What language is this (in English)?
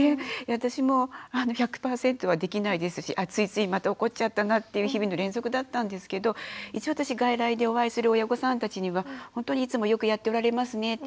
Japanese